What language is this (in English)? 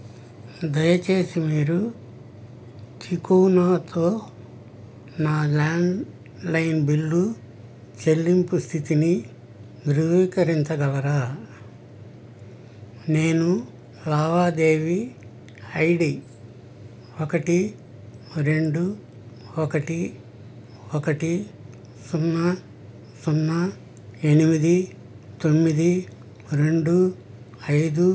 Telugu